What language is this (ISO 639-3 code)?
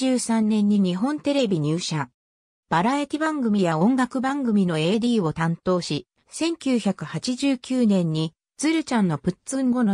jpn